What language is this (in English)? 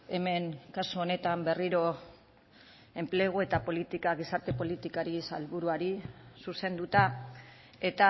Basque